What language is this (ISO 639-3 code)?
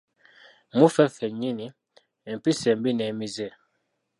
lug